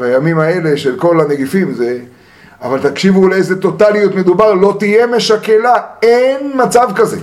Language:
Hebrew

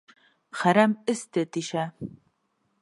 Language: Bashkir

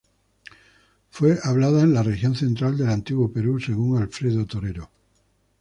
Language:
Spanish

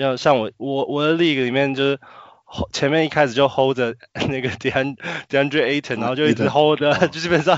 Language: Chinese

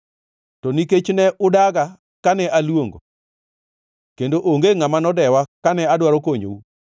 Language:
Luo (Kenya and Tanzania)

